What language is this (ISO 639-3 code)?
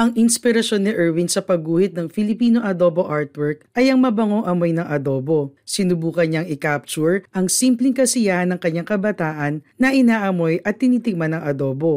fil